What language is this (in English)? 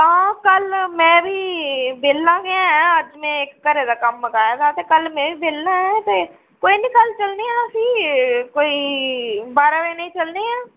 Dogri